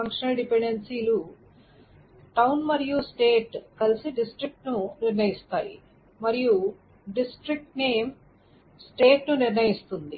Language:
Telugu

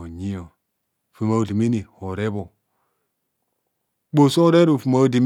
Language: Kohumono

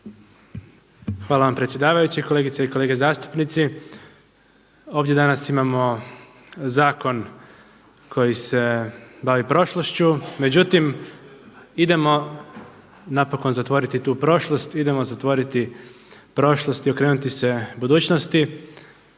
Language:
Croatian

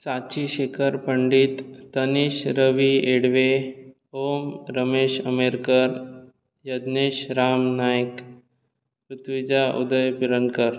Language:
Konkani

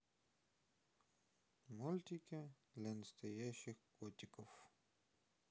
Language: Russian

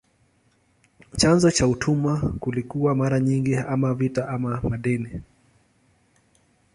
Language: Swahili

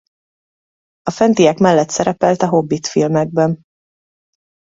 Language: Hungarian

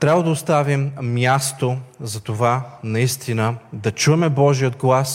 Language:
Bulgarian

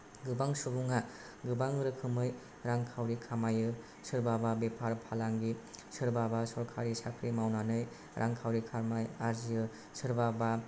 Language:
Bodo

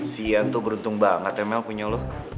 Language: Indonesian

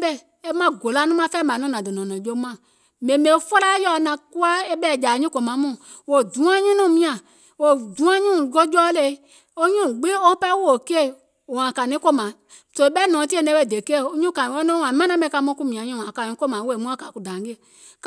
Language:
Gola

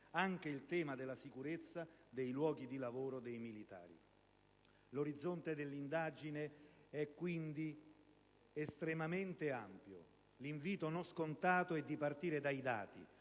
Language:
Italian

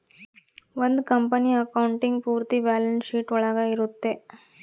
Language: Kannada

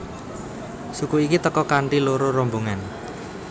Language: Javanese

